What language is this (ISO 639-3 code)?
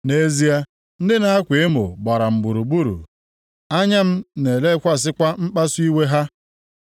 ibo